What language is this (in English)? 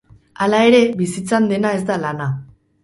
Basque